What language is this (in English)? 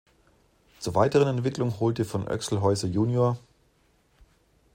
German